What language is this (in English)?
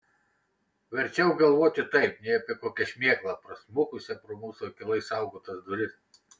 Lithuanian